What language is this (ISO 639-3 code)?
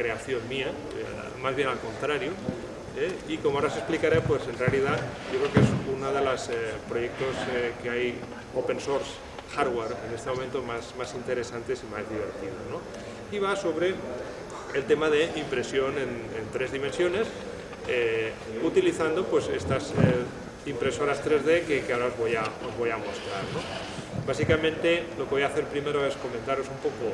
spa